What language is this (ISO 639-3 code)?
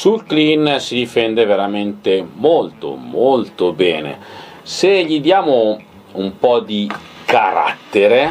ita